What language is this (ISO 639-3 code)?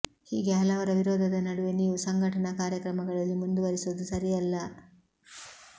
kan